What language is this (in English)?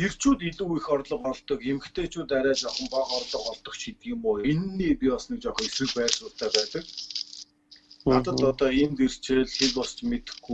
Turkish